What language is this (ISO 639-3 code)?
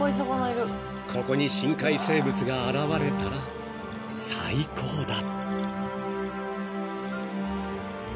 jpn